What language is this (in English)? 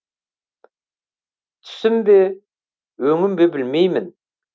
Kazakh